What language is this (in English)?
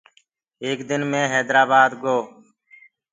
Gurgula